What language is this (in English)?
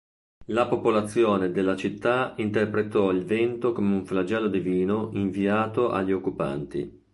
Italian